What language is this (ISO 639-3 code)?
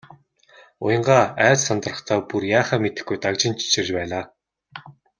mon